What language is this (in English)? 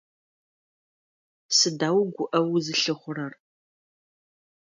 Adyghe